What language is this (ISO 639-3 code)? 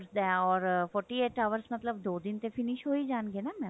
pan